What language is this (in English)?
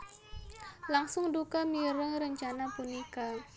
Javanese